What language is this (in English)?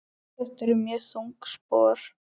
Icelandic